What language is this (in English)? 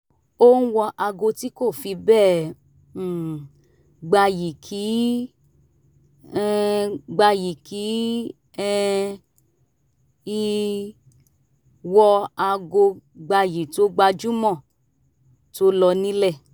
Yoruba